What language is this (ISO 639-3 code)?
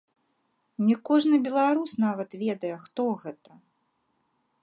bel